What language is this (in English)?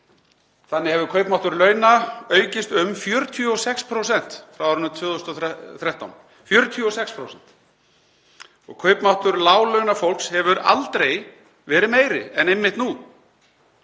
Icelandic